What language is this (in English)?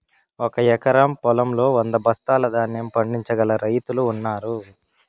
Telugu